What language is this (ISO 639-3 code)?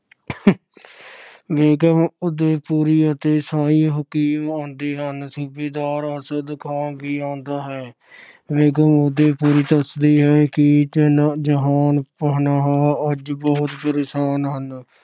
pan